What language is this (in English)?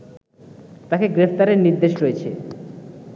Bangla